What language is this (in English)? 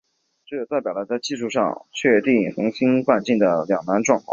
Chinese